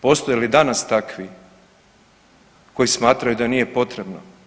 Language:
Croatian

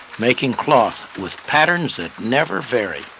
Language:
English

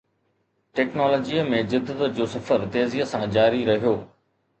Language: Sindhi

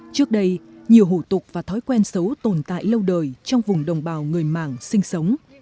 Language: Vietnamese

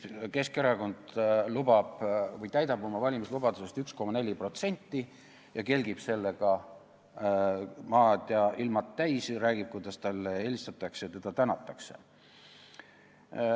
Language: Estonian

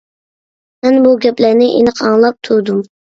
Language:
Uyghur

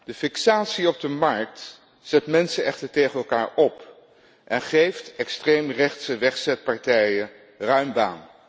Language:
Dutch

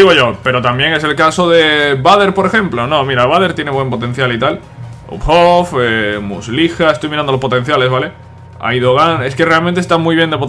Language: Spanish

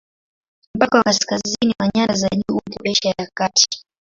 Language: Swahili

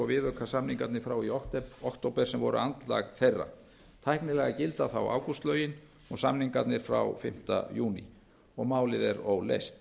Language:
Icelandic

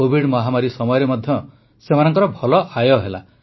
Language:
Odia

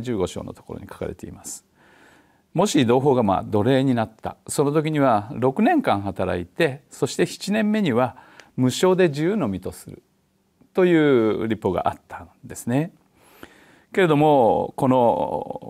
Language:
Japanese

